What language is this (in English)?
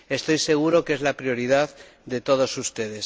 Spanish